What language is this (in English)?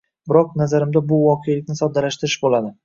Uzbek